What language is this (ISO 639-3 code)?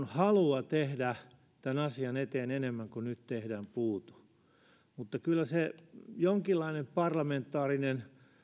fin